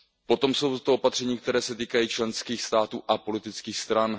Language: Czech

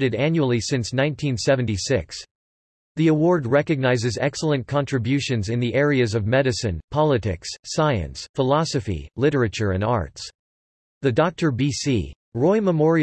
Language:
English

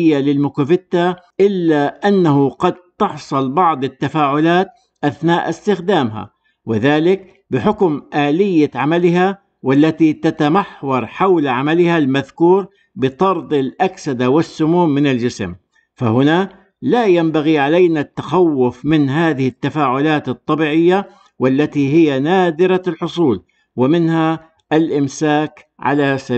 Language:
Arabic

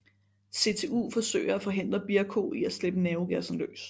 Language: Danish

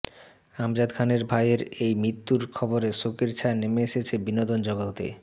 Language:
Bangla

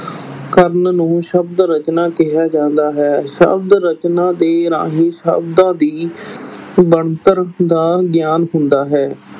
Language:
Punjabi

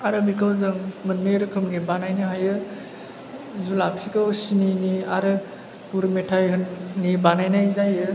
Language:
Bodo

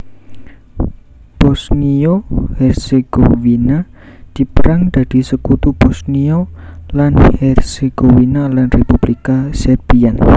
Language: Javanese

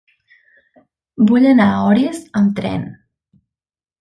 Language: Catalan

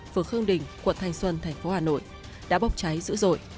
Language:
Vietnamese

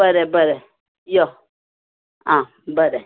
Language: Konkani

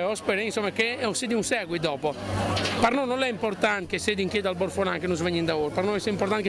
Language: Italian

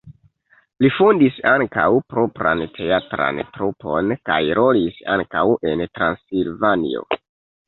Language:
Esperanto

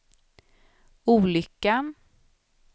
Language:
Swedish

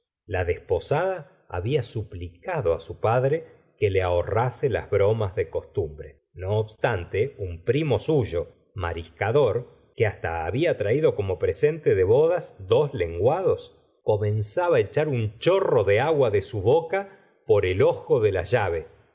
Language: Spanish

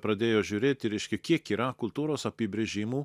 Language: Lithuanian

